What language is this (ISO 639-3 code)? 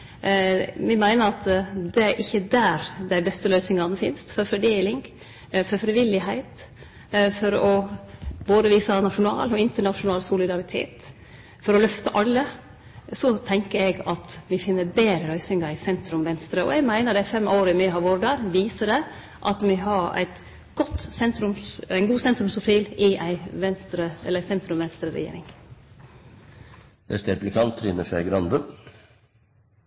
nno